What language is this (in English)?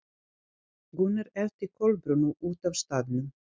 Icelandic